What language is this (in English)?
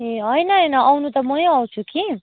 Nepali